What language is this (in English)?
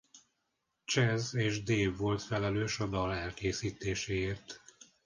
Hungarian